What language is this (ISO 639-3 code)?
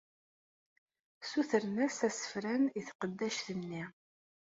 kab